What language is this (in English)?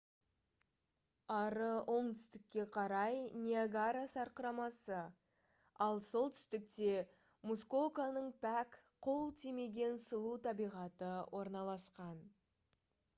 Kazakh